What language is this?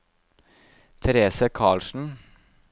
Norwegian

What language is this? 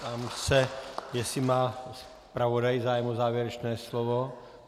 Czech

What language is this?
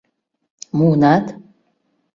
Mari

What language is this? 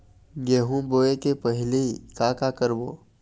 Chhattisgarhi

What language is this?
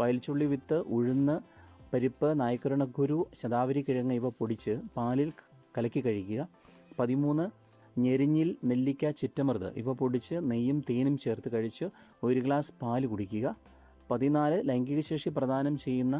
Malayalam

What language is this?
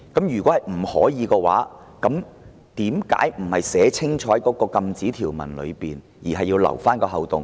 Cantonese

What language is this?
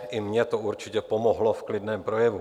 Czech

